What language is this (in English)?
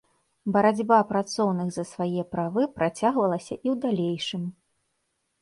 Belarusian